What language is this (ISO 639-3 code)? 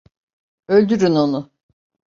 tur